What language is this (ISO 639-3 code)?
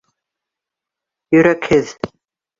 bak